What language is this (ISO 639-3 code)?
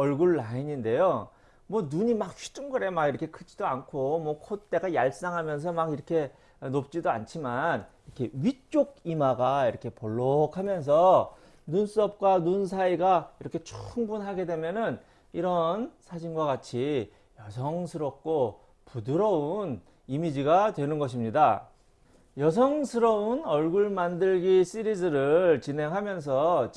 kor